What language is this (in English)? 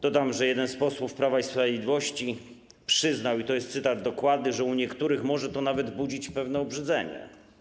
Polish